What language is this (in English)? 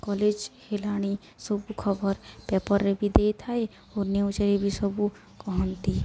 Odia